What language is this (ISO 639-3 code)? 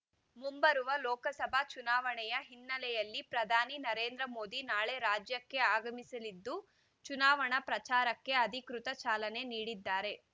kan